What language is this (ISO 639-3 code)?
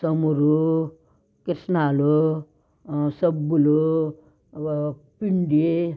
tel